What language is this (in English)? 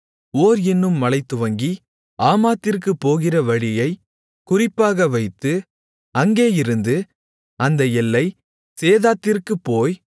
Tamil